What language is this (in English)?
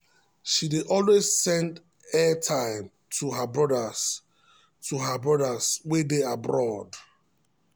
Nigerian Pidgin